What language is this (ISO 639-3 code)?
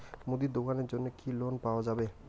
ben